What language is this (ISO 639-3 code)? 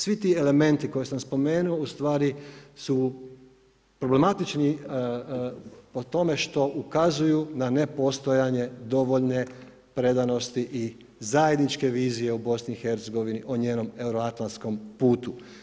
hrv